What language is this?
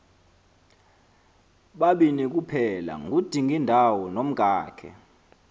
Xhosa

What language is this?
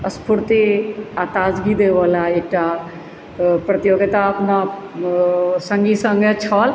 Maithili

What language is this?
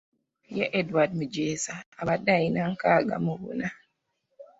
Ganda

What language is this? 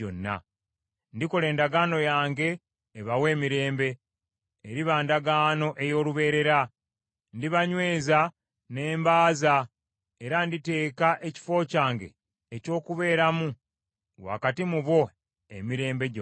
Ganda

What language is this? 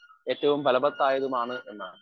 Malayalam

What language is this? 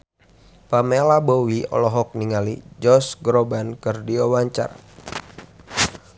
Sundanese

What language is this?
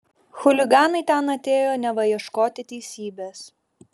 Lithuanian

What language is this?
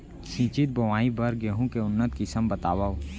Chhattisgarhi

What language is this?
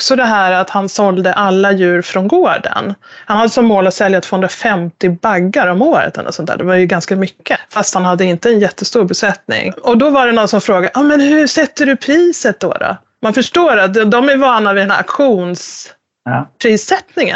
Swedish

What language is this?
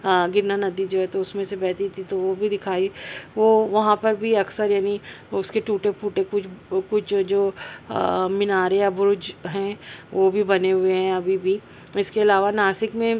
Urdu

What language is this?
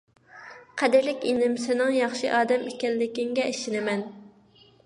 Uyghur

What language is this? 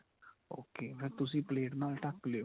Punjabi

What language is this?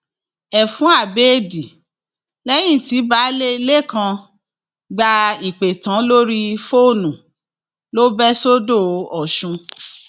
Yoruba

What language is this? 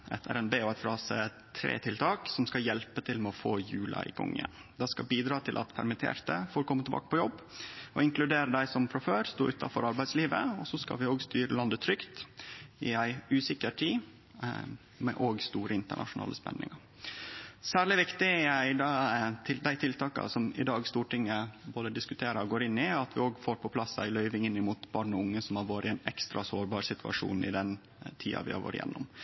Norwegian Nynorsk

